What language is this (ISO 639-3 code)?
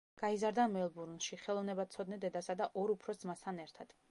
kat